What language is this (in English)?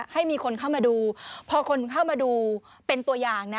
Thai